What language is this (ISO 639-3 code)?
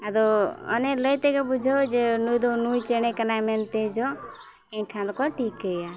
sat